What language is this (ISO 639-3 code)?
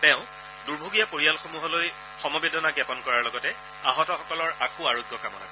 asm